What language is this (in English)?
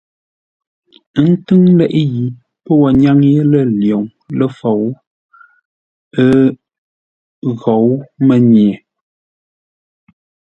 Ngombale